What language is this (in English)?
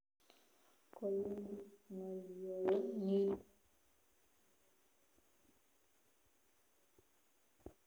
Kalenjin